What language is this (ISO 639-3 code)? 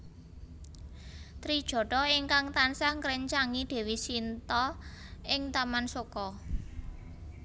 jav